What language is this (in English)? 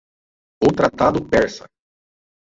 Portuguese